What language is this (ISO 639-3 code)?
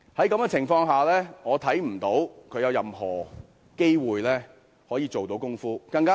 yue